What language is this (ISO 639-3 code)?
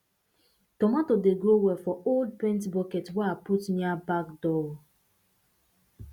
pcm